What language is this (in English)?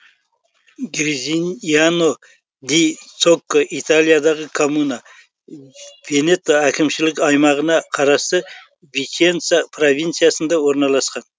Kazakh